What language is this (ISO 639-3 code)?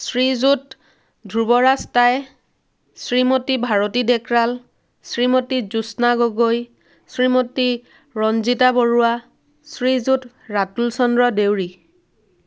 asm